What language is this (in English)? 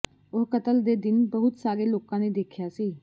Punjabi